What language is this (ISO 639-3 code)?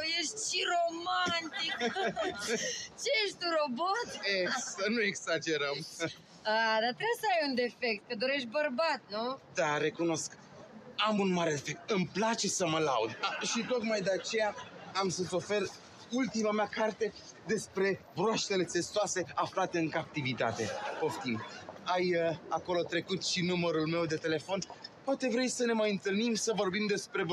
ron